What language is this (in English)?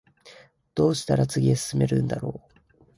Japanese